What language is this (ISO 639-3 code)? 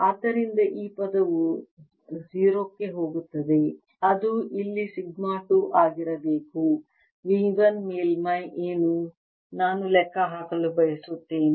kan